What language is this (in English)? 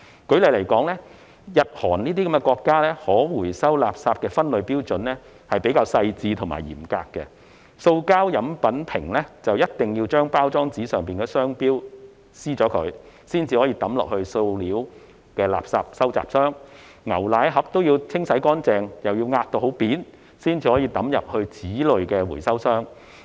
Cantonese